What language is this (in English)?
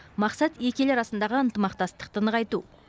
Kazakh